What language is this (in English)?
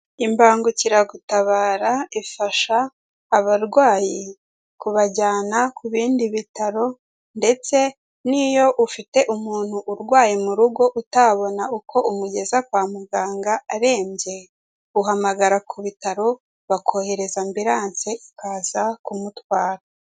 Kinyarwanda